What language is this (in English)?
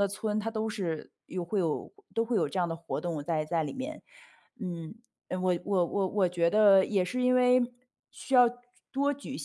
Chinese